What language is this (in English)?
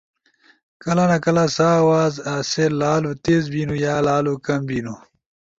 Ushojo